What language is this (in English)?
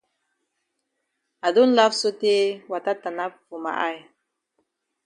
Cameroon Pidgin